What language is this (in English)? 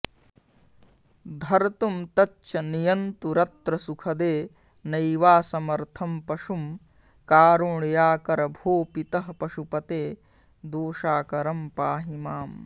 Sanskrit